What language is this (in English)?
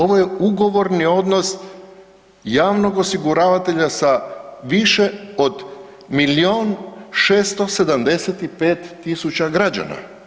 Croatian